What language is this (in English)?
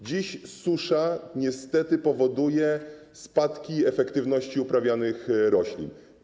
Polish